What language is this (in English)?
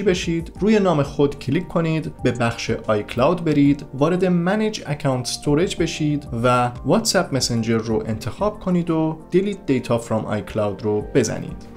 Persian